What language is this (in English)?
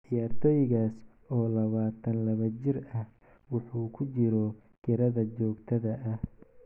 Somali